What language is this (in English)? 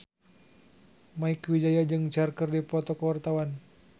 Sundanese